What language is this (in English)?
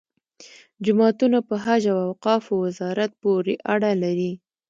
Pashto